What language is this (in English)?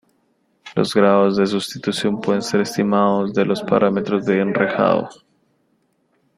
Spanish